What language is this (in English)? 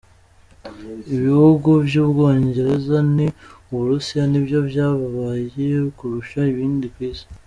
Kinyarwanda